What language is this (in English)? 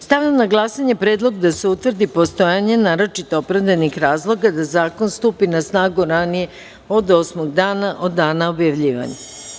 Serbian